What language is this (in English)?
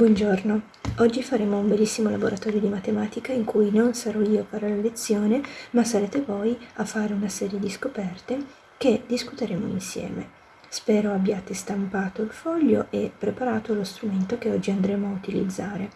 Italian